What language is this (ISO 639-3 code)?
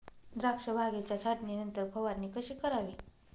mar